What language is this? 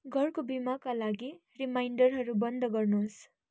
Nepali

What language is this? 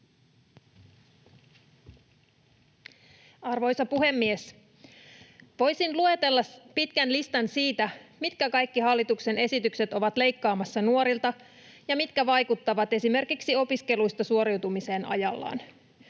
Finnish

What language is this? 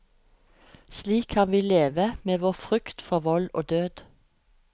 Norwegian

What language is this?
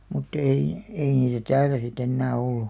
Finnish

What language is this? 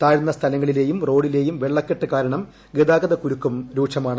Malayalam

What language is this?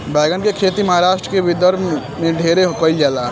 Bhojpuri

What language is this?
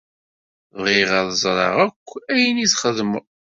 Kabyle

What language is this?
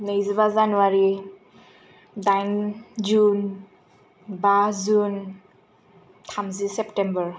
Bodo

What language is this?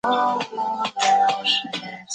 Chinese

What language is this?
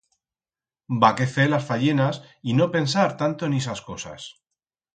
Aragonese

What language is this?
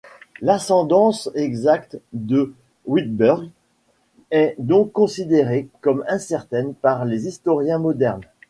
French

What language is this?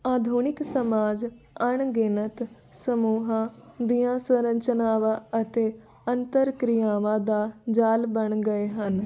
Punjabi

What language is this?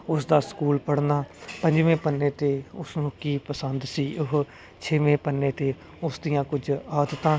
Punjabi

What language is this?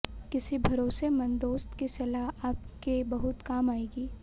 Hindi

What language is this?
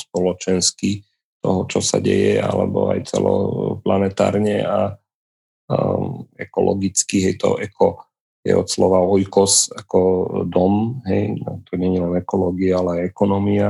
Slovak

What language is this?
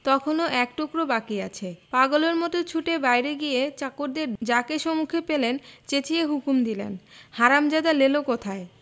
Bangla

